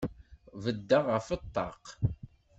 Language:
Kabyle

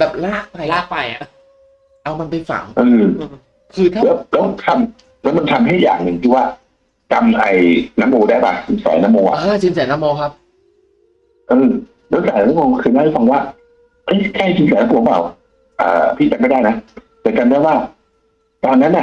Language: Thai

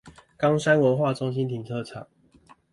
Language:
Chinese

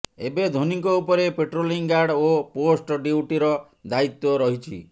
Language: Odia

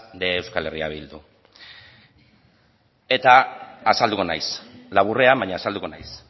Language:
Basque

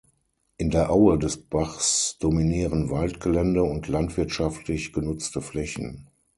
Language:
German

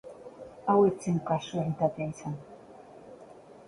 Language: Basque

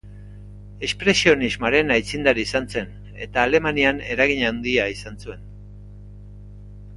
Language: Basque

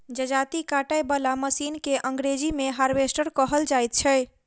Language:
Maithili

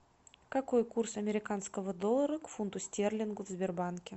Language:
Russian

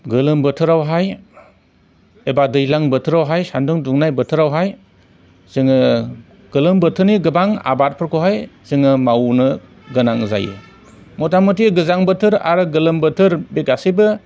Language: Bodo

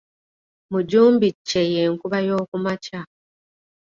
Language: Ganda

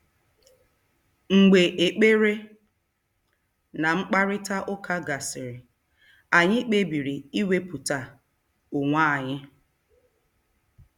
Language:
Igbo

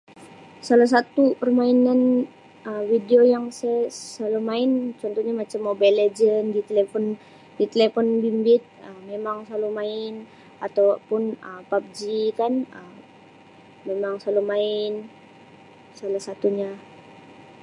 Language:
Sabah Malay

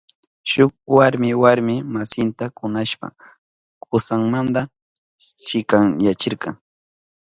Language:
Southern Pastaza Quechua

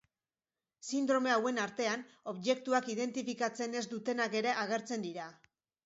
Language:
Basque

